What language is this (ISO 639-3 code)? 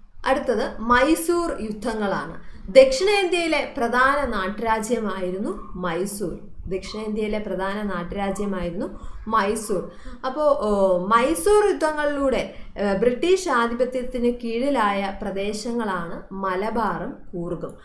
tur